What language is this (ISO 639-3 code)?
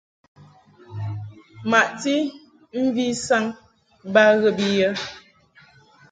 mhk